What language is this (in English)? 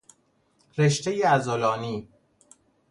Persian